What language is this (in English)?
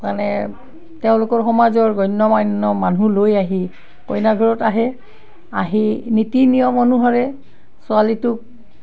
Assamese